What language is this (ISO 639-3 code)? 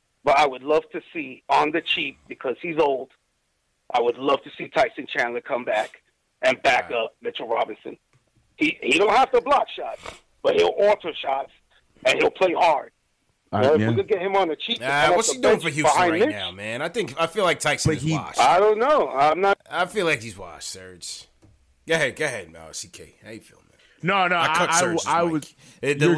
eng